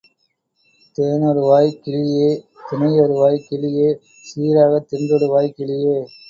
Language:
Tamil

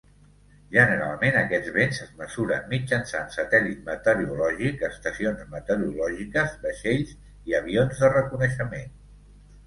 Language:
Catalan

